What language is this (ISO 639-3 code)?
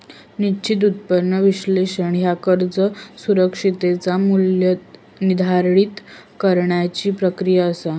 mar